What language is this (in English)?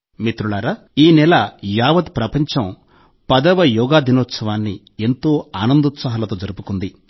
Telugu